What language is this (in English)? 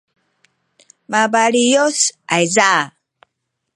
Sakizaya